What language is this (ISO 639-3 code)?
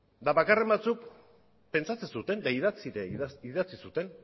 eus